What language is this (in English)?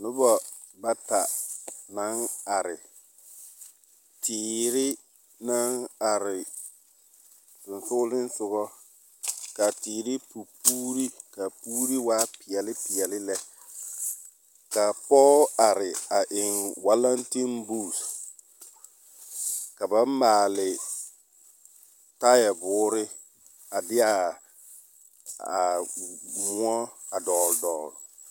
Southern Dagaare